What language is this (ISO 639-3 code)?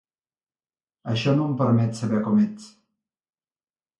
cat